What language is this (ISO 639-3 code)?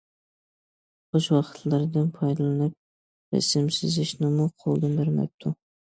uig